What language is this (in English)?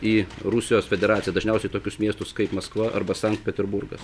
Lithuanian